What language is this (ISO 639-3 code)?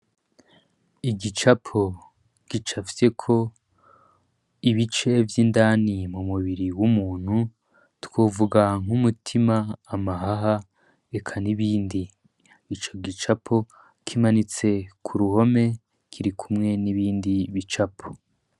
run